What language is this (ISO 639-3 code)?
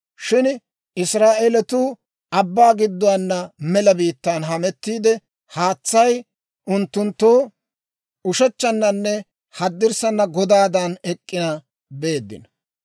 dwr